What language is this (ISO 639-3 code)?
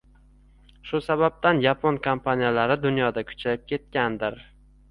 uzb